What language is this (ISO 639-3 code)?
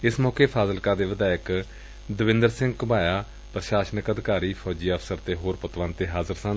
pan